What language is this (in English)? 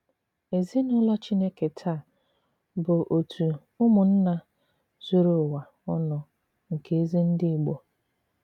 Igbo